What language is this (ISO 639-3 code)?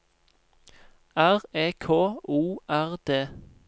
nor